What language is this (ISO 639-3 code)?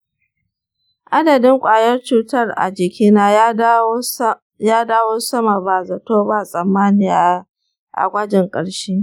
hau